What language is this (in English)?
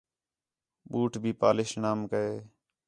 Khetrani